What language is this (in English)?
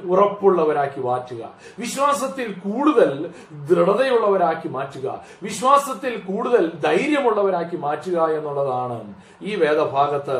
Malayalam